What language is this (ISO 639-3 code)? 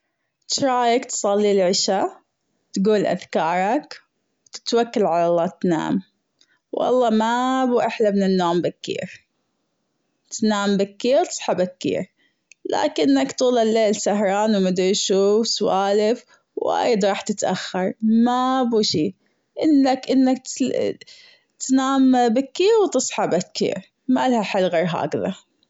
afb